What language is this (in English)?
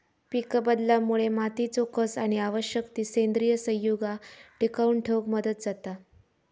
Marathi